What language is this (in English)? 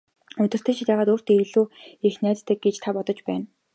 Mongolian